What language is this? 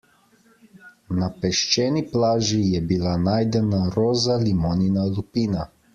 Slovenian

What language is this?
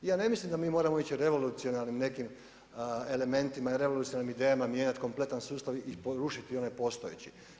Croatian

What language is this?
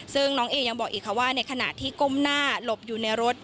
Thai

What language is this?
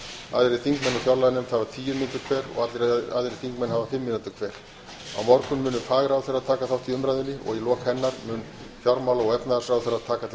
Icelandic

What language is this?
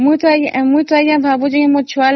Odia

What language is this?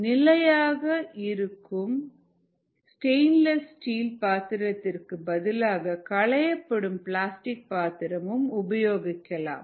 Tamil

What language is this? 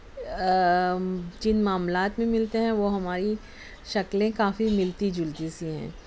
Urdu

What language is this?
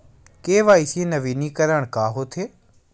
Chhattisgarhi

